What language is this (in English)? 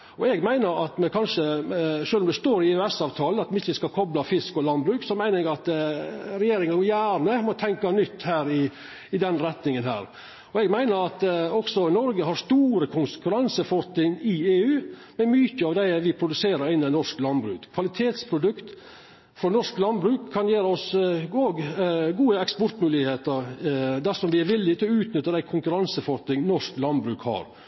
Norwegian Nynorsk